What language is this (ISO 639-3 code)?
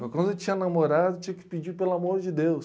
por